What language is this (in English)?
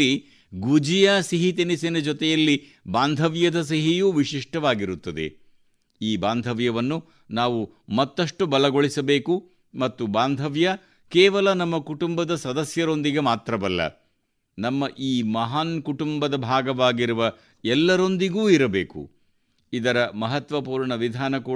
Kannada